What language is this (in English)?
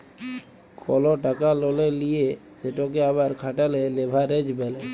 Bangla